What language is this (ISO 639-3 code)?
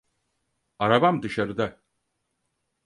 tur